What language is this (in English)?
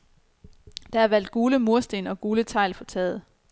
Danish